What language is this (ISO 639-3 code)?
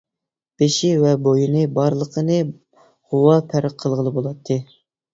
uig